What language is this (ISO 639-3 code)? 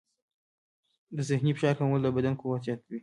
pus